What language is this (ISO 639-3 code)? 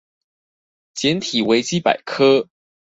zho